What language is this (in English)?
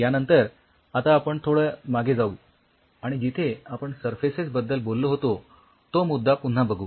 Marathi